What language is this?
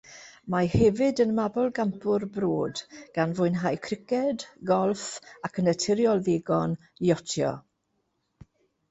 Welsh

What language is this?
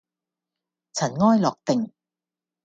Cantonese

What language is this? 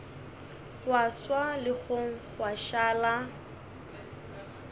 Northern Sotho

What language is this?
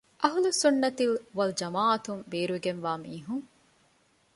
Divehi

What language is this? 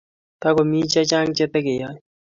Kalenjin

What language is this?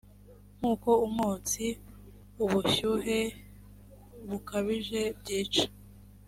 Kinyarwanda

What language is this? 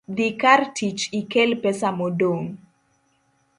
Luo (Kenya and Tanzania)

